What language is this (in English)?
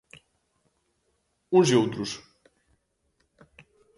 Galician